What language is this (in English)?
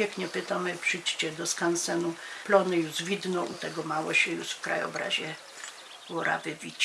Polish